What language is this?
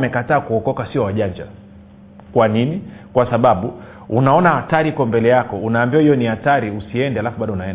Swahili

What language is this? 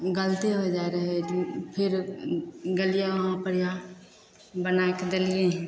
Maithili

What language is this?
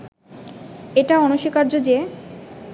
Bangla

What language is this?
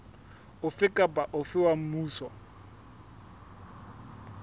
Southern Sotho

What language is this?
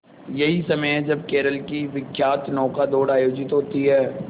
Hindi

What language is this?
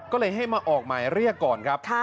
Thai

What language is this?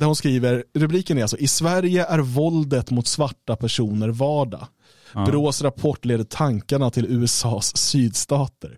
Swedish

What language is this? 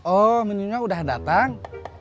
Indonesian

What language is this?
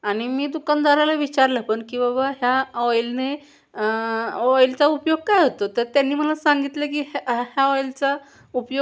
Marathi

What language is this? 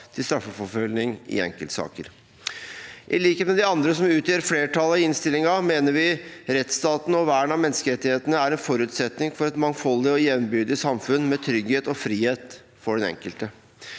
Norwegian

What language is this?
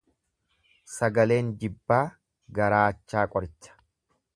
Oromo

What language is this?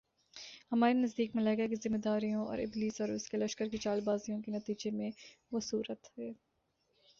Urdu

